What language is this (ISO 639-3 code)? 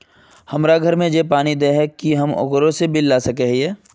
mag